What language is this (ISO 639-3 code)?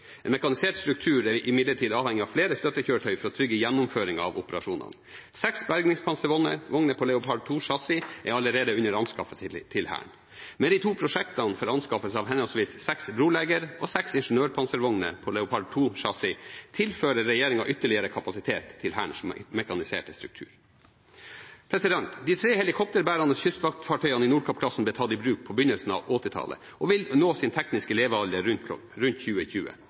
nob